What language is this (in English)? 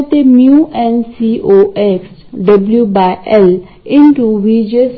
Marathi